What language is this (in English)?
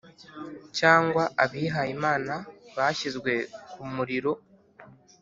Kinyarwanda